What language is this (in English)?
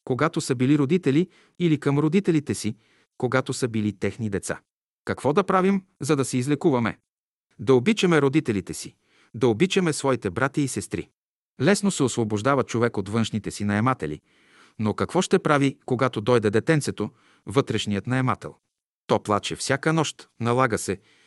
Bulgarian